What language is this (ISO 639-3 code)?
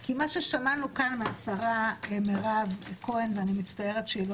heb